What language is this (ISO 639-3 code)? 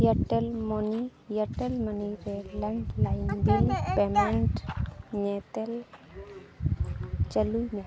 sat